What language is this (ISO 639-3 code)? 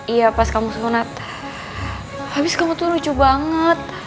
ind